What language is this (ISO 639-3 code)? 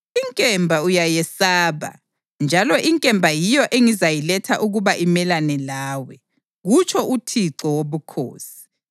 nde